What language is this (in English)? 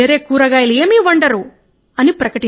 Telugu